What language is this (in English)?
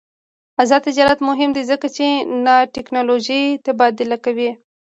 Pashto